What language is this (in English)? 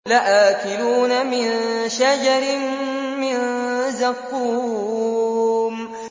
Arabic